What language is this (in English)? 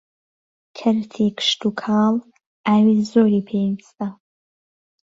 Central Kurdish